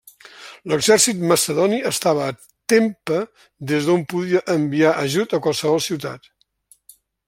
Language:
Catalan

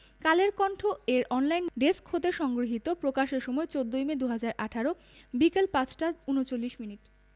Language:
Bangla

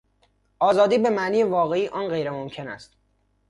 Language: Persian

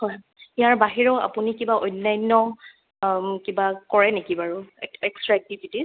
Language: Assamese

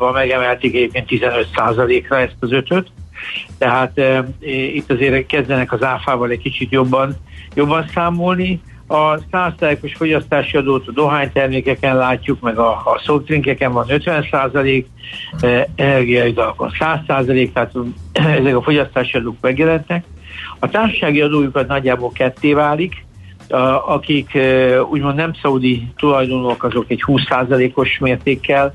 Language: Hungarian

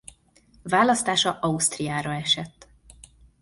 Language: Hungarian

